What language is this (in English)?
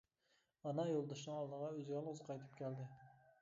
Uyghur